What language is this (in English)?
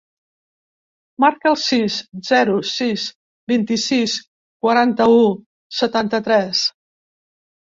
Catalan